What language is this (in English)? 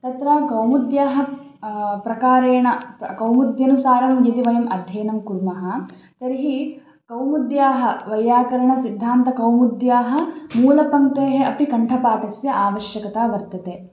Sanskrit